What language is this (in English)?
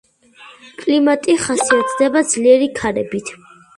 Georgian